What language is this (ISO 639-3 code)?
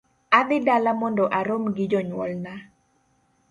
luo